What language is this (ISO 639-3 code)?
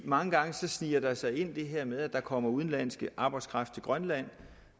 dan